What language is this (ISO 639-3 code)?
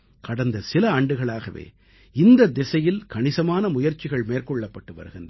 tam